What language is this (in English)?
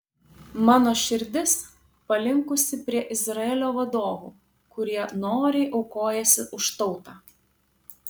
Lithuanian